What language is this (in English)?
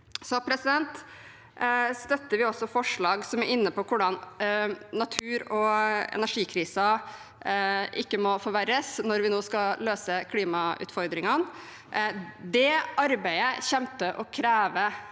Norwegian